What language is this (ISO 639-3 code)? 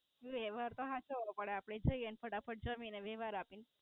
guj